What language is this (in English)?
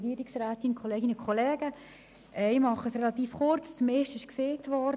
Swiss German